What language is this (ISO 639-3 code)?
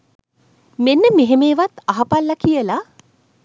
sin